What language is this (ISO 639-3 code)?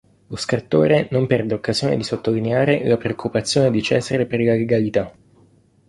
ita